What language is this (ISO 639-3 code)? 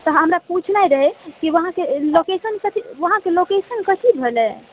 mai